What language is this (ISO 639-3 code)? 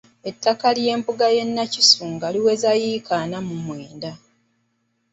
lug